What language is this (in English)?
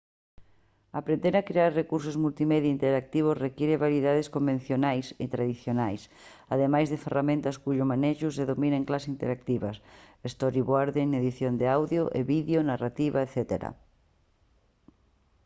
Galician